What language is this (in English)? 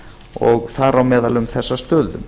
Icelandic